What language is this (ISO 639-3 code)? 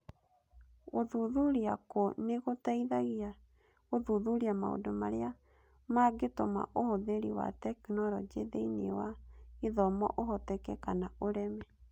kik